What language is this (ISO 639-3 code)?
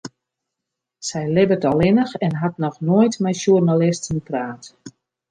fry